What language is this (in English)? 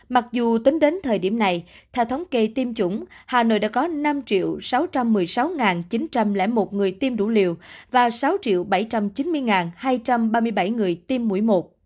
Vietnamese